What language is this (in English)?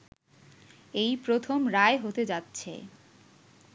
Bangla